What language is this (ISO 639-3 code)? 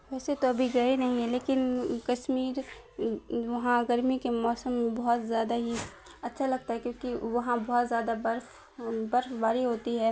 urd